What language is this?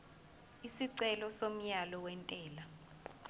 Zulu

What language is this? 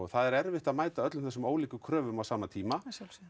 Icelandic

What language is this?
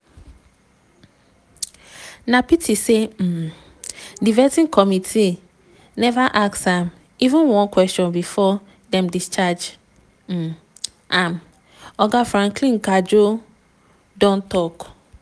Nigerian Pidgin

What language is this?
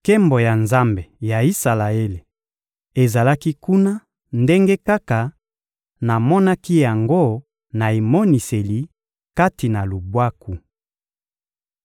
Lingala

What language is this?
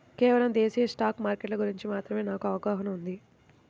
Telugu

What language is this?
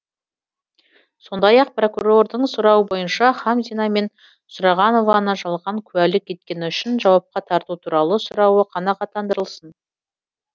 Kazakh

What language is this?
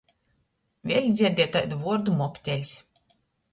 Latgalian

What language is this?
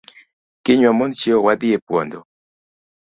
Luo (Kenya and Tanzania)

